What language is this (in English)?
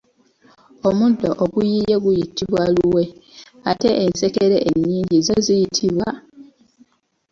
Ganda